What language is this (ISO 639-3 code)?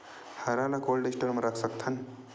hne